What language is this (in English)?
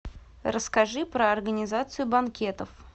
Russian